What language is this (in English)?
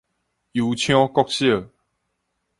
Min Nan Chinese